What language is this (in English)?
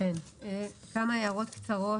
Hebrew